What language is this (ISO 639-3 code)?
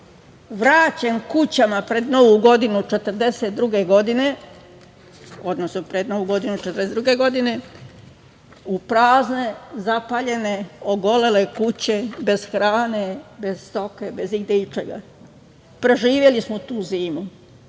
srp